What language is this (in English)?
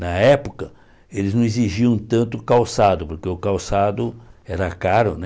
Portuguese